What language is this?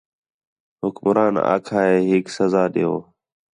Khetrani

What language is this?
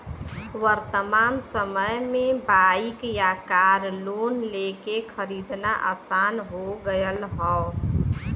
Bhojpuri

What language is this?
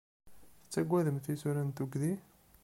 Kabyle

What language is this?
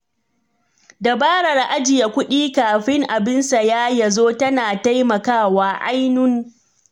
Hausa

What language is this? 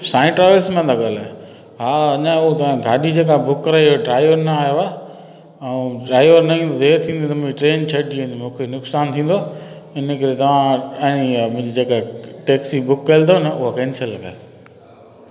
Sindhi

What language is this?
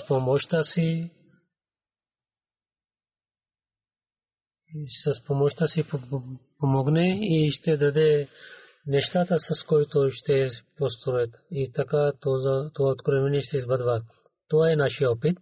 Bulgarian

